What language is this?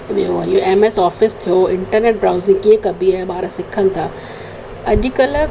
Sindhi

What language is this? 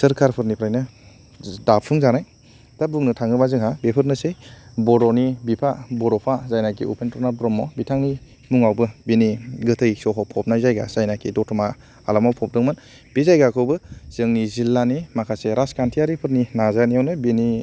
Bodo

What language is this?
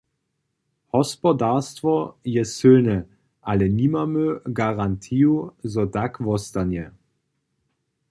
Upper Sorbian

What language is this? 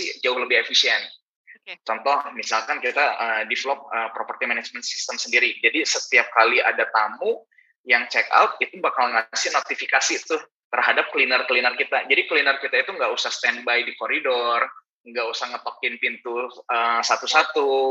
Indonesian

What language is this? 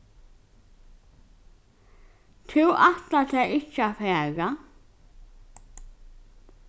Faroese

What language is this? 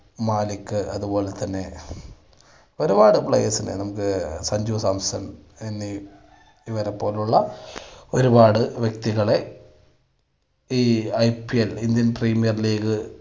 Malayalam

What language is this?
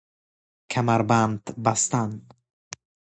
Persian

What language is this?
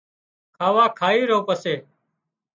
Wadiyara Koli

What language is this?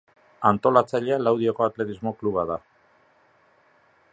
Basque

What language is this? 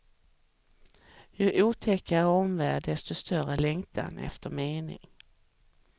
Swedish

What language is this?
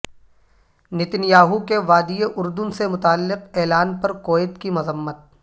Urdu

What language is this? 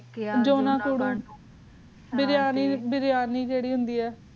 Punjabi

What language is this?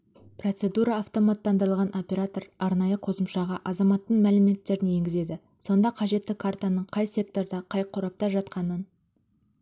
Kazakh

